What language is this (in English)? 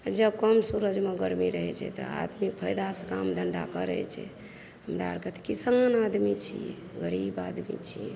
Maithili